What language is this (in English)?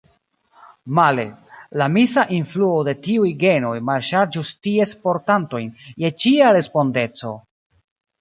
Esperanto